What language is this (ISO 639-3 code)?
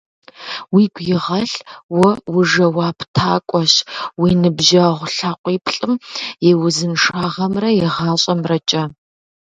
kbd